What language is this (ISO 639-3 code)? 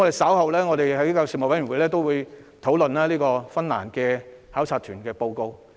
yue